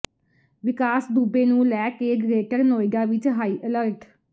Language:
Punjabi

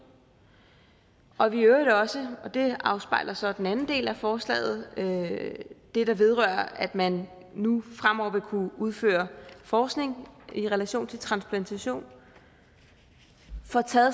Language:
Danish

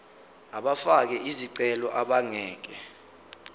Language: Zulu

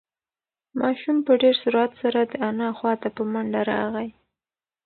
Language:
Pashto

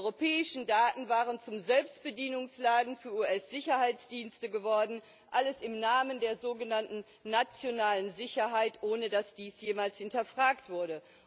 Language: German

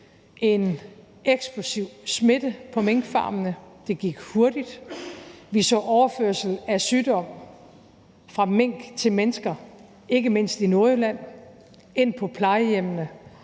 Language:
Danish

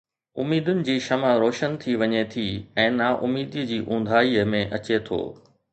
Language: Sindhi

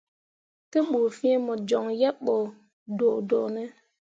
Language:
Mundang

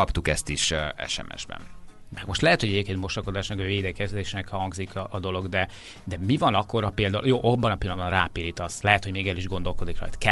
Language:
Hungarian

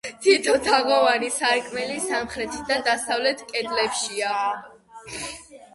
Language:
Georgian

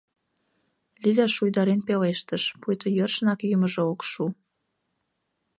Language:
Mari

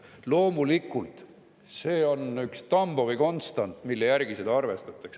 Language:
Estonian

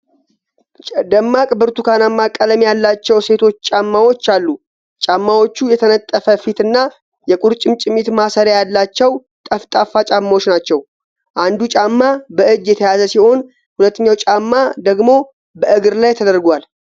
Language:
Amharic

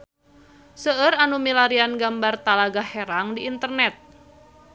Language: Sundanese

